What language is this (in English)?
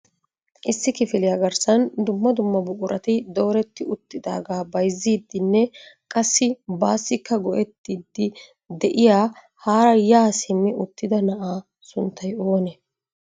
Wolaytta